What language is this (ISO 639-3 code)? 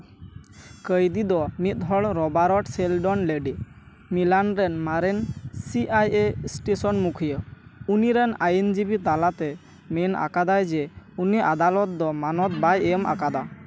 sat